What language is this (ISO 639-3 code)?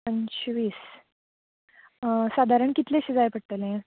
kok